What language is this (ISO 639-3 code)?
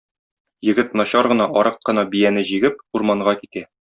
tat